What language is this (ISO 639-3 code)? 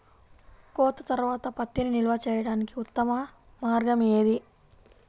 tel